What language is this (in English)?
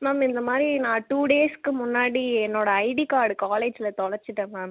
Tamil